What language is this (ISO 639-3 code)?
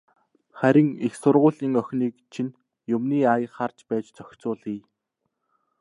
mon